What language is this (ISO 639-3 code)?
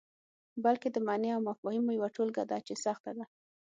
pus